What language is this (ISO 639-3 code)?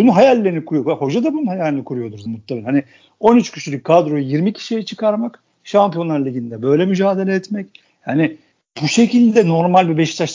tur